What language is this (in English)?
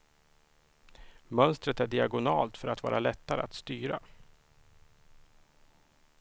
Swedish